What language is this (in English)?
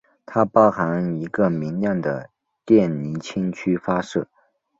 Chinese